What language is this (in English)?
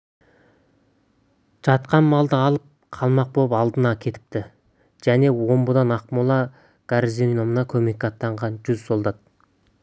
Kazakh